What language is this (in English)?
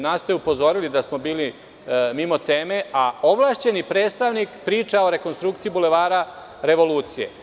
Serbian